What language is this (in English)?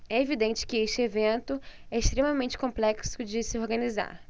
Portuguese